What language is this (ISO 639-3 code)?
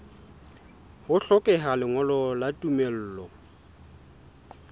sot